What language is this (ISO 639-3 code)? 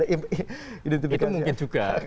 ind